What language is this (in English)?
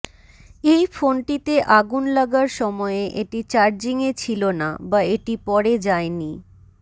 Bangla